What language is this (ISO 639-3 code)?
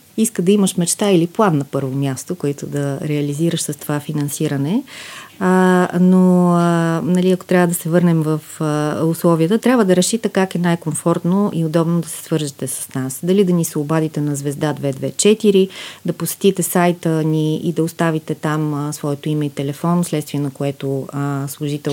bul